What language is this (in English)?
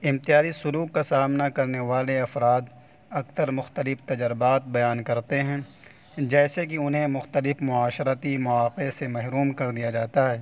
Urdu